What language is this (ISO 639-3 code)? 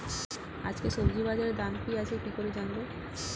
ben